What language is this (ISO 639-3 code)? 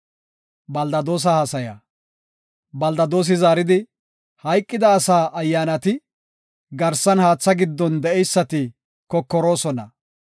gof